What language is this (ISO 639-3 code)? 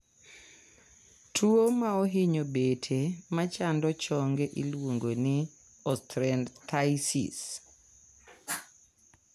luo